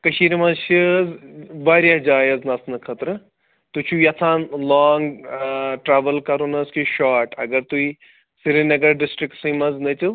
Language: Kashmiri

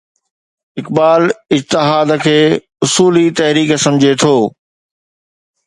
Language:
Sindhi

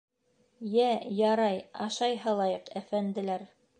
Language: Bashkir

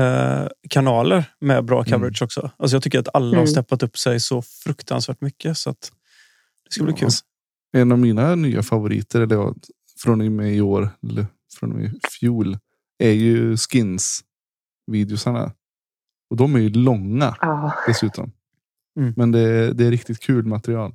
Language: Swedish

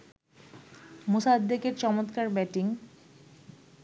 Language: Bangla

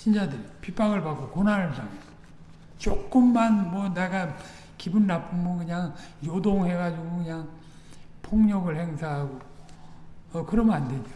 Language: Korean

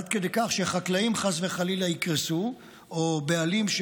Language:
Hebrew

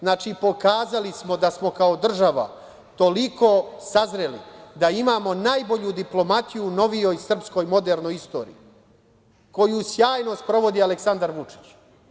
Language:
Serbian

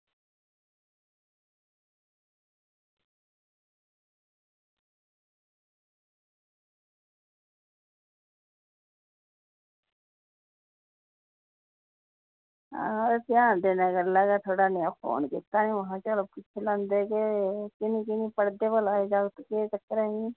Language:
Dogri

